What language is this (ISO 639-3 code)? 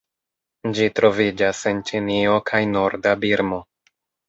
epo